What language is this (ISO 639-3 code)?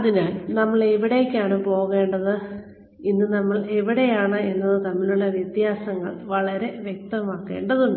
mal